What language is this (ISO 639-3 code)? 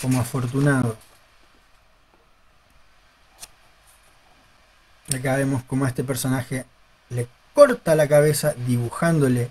spa